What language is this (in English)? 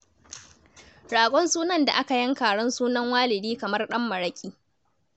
Hausa